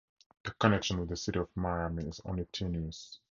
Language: English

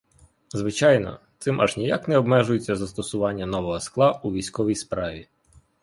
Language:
Ukrainian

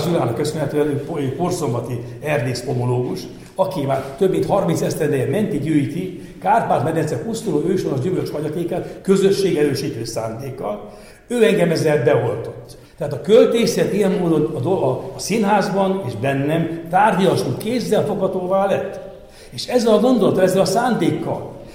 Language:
Hungarian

